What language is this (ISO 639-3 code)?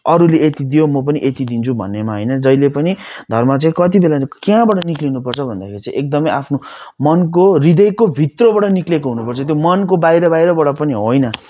nep